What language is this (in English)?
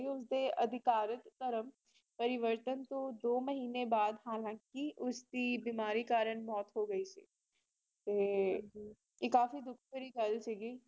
Punjabi